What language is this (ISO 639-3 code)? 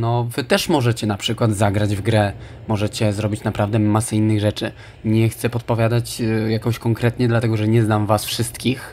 pol